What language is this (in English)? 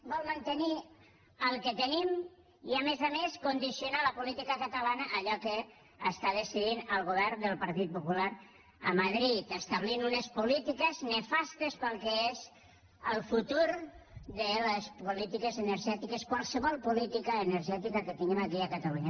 Catalan